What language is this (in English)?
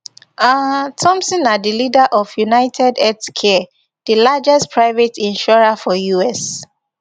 Nigerian Pidgin